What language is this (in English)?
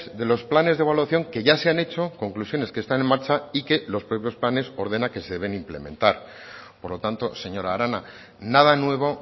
Spanish